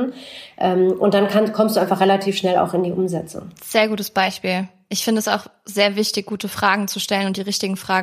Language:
German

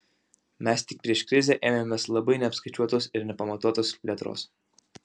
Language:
Lithuanian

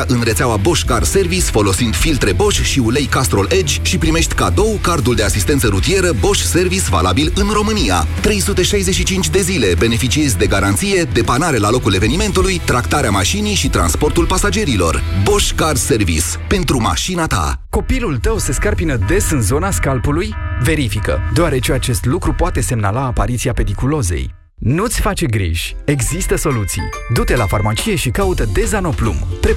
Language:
Romanian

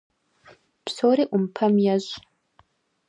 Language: Kabardian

